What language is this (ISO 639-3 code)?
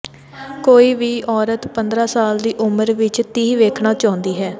pan